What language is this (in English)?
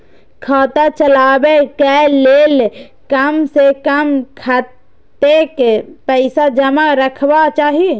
Maithili